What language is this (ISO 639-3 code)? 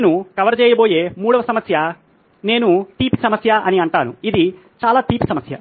tel